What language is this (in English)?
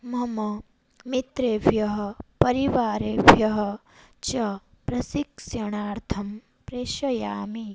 Sanskrit